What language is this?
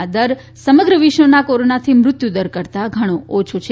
Gujarati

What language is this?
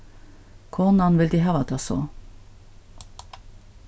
Faroese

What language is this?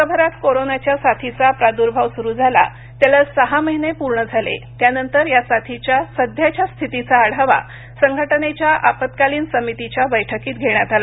Marathi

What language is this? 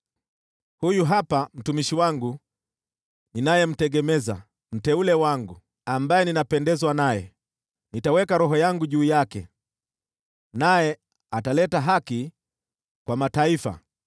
Swahili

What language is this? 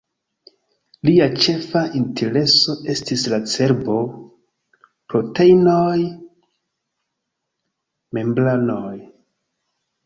Esperanto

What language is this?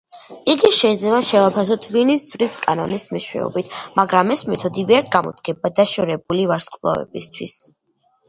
Georgian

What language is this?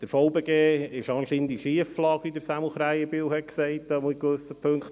Swiss German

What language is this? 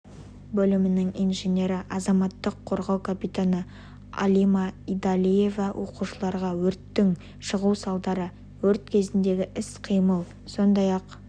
Kazakh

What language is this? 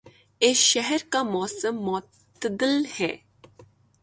Urdu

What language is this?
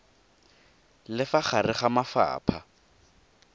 Tswana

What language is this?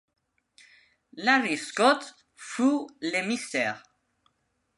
French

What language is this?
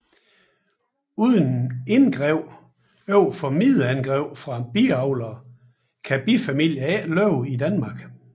Danish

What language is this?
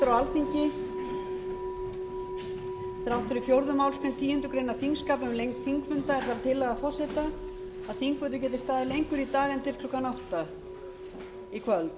Icelandic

